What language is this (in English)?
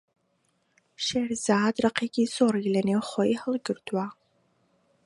Central Kurdish